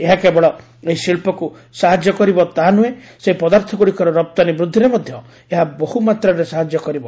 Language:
Odia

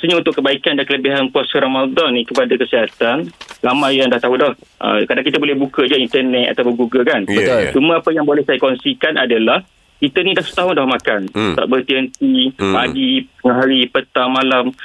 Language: Malay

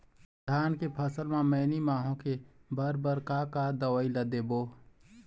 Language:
Chhattisgarhi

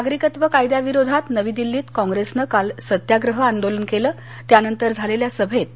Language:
Marathi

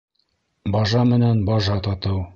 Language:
Bashkir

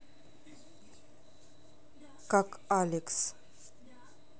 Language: Russian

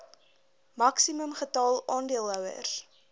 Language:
Afrikaans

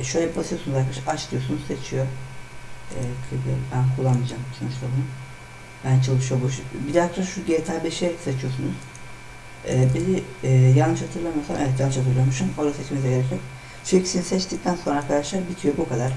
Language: Turkish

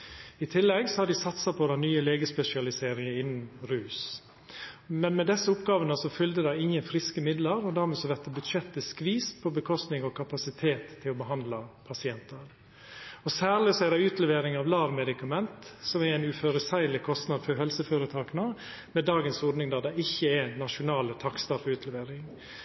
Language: Norwegian Nynorsk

